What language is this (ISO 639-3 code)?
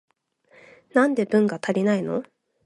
jpn